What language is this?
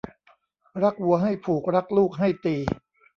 Thai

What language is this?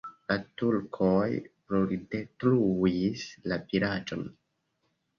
Esperanto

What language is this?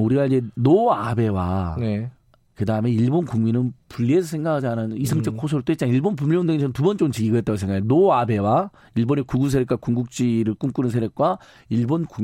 Korean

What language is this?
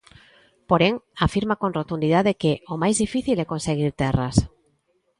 Galician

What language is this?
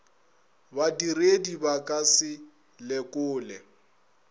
Northern Sotho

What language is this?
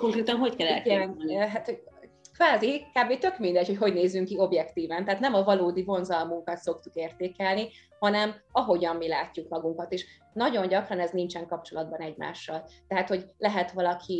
Hungarian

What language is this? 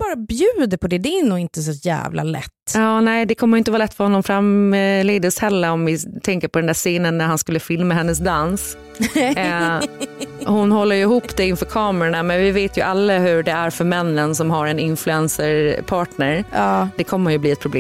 Swedish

